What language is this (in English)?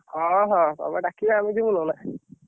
Odia